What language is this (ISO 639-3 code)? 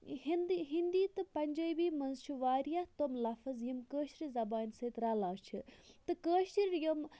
kas